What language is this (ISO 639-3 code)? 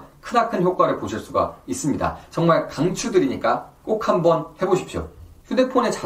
kor